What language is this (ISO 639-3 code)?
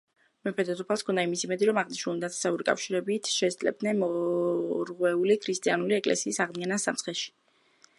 kat